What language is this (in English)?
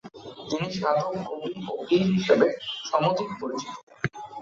Bangla